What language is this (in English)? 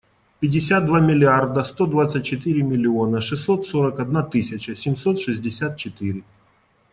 Russian